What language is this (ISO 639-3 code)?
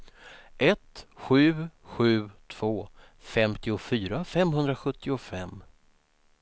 swe